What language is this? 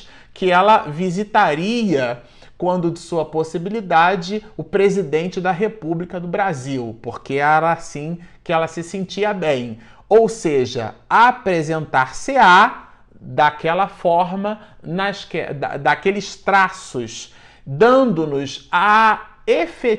Portuguese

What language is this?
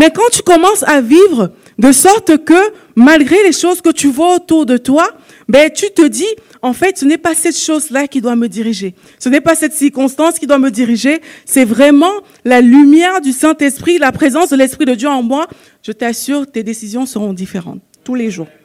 French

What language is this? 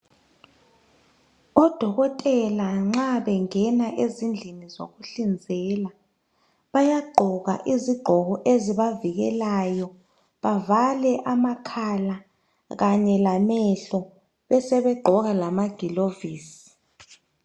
North Ndebele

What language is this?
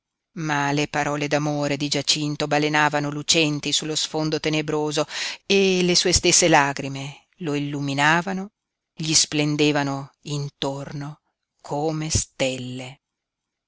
Italian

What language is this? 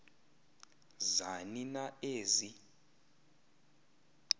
Xhosa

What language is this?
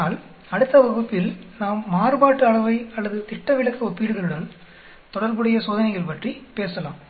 Tamil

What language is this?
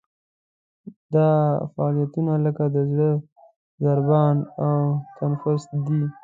Pashto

